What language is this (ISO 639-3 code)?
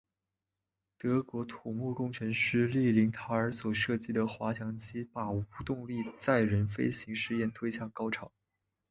zho